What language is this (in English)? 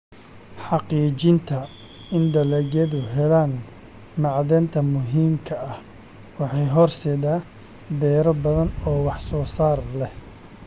Somali